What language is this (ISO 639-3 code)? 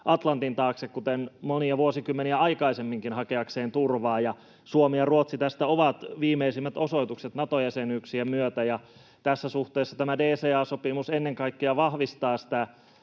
fin